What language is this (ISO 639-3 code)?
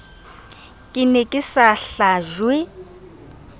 sot